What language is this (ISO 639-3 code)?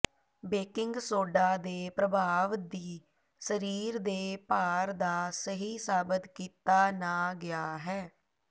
pan